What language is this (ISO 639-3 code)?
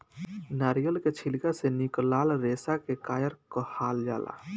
bho